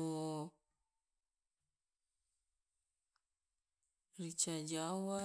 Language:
Loloda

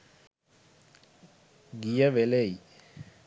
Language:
Sinhala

